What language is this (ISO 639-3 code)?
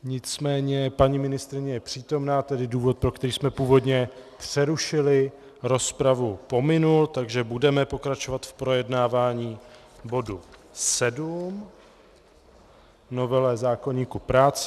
ces